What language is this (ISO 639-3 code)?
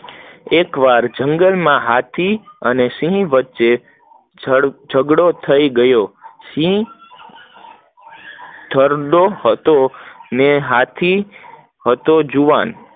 guj